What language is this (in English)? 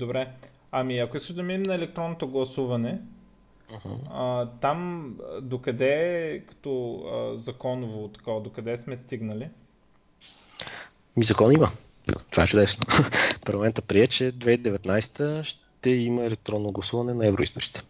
Bulgarian